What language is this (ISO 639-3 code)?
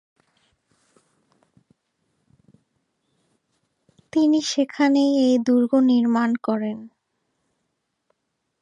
ben